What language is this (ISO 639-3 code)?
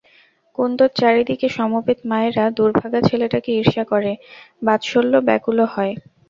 ben